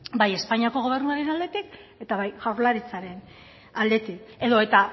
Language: Basque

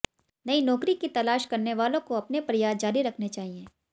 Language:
Hindi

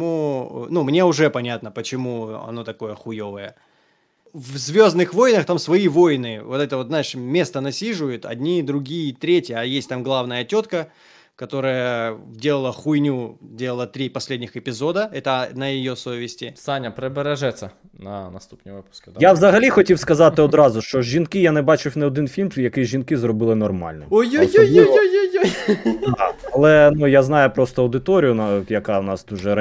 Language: Ukrainian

